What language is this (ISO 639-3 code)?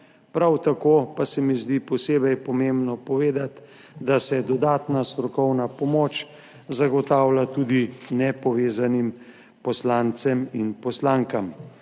slv